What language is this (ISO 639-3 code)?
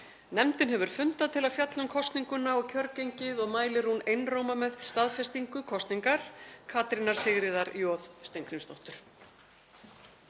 isl